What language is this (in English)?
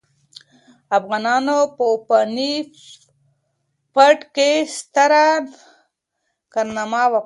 Pashto